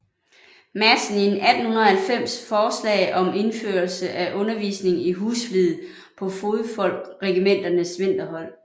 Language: Danish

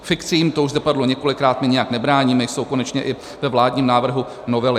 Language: Czech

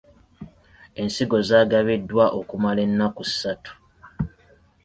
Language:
Ganda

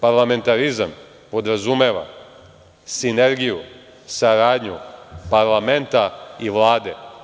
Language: Serbian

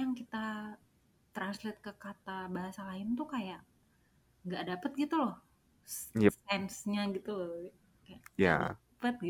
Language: Indonesian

